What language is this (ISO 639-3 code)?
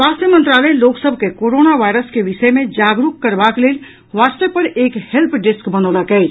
mai